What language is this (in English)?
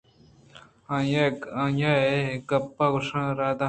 Eastern Balochi